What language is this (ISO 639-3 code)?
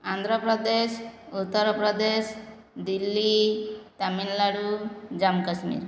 ori